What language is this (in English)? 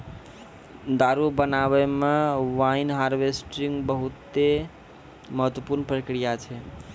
Maithili